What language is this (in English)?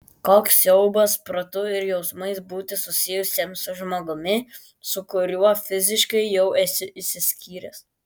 Lithuanian